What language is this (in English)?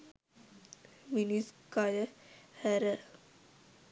Sinhala